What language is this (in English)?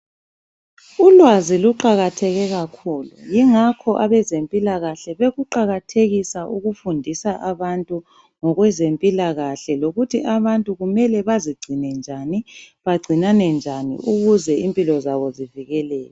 North Ndebele